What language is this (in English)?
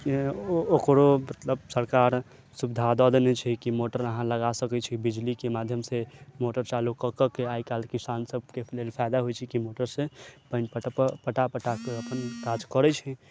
Maithili